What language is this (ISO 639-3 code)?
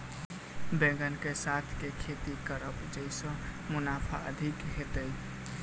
mai